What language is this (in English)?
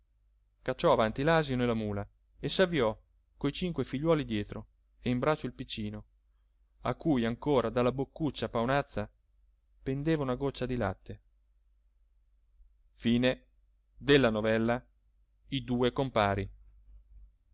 Italian